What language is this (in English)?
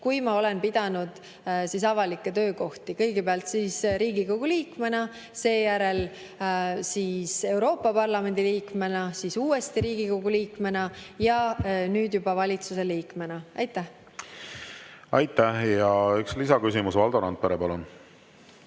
Estonian